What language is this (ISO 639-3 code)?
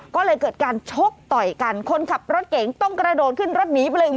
tha